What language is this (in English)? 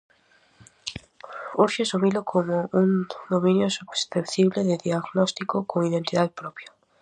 Galician